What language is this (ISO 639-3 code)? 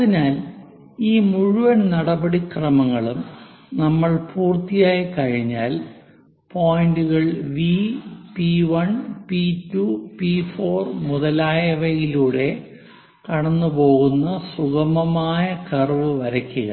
mal